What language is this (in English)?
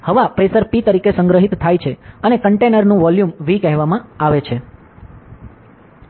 Gujarati